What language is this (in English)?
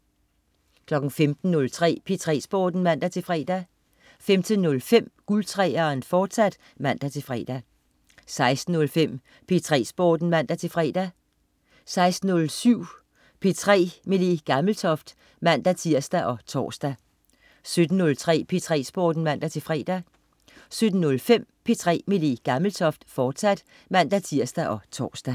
Danish